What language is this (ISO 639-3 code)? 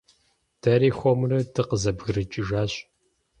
kbd